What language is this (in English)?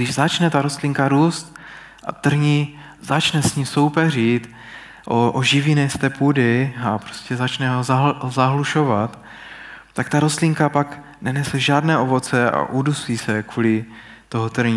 Czech